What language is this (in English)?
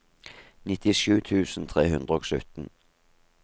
Norwegian